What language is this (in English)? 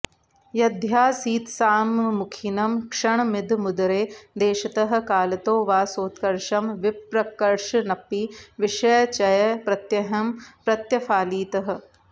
Sanskrit